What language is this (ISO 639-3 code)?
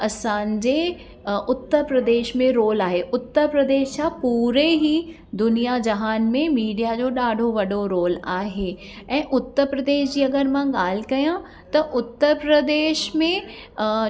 snd